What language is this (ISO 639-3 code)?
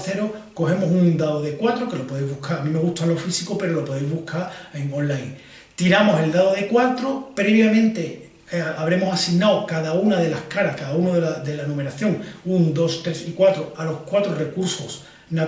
spa